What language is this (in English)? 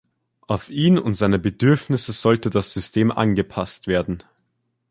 German